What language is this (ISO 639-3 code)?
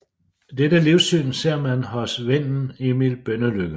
dan